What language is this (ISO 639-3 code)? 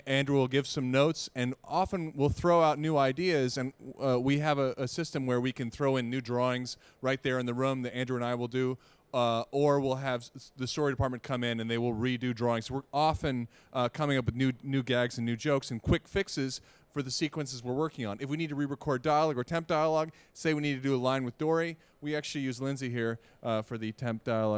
eng